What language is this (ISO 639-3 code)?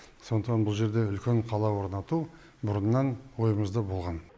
kaz